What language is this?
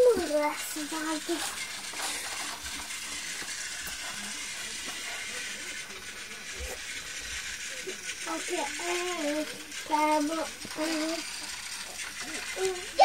Dutch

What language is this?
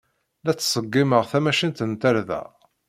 Kabyle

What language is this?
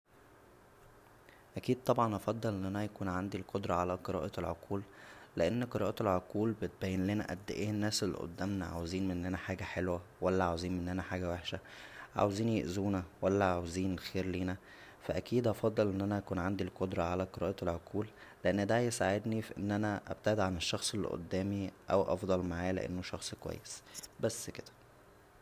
Egyptian Arabic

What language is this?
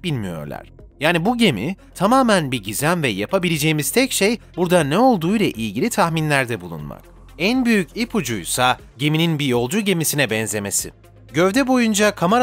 Turkish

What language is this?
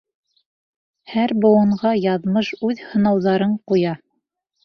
Bashkir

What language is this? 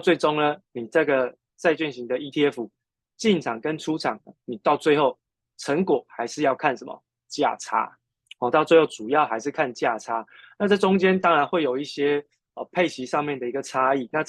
Chinese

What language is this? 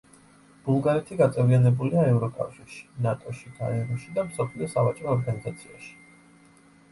Georgian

